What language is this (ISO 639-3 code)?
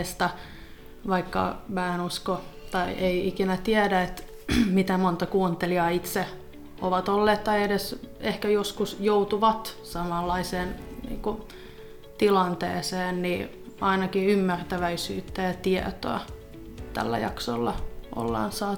fin